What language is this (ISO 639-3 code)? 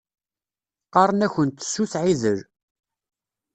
kab